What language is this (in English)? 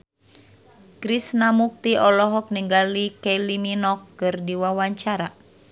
Sundanese